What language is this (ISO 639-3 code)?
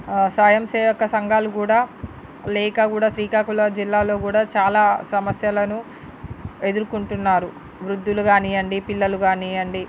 tel